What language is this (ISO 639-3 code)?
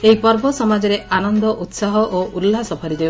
ori